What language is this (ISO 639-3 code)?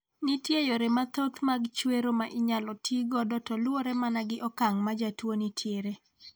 luo